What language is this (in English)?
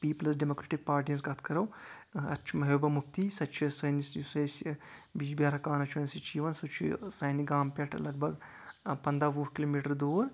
Kashmiri